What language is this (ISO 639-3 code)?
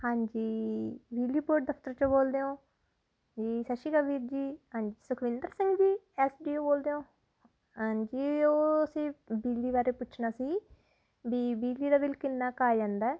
pan